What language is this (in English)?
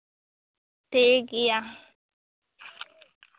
Santali